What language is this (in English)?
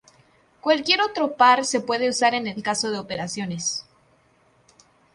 Spanish